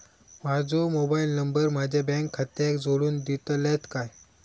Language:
Marathi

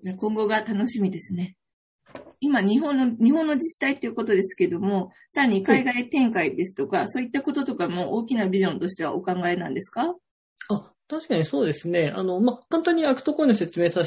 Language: Japanese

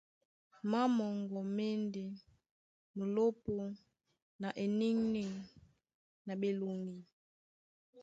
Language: Duala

